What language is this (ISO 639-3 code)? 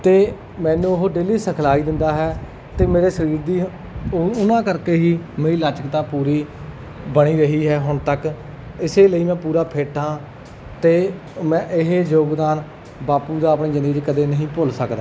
pan